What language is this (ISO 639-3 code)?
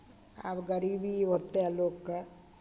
mai